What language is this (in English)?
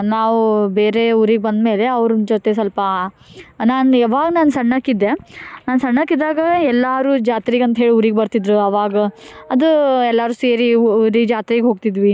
Kannada